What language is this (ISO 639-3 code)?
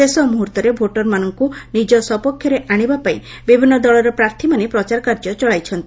ori